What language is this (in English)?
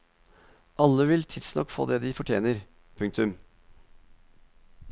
Norwegian